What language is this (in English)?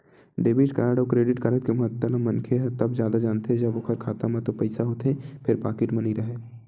Chhattisgarhi